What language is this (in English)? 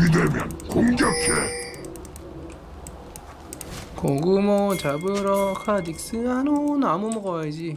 Korean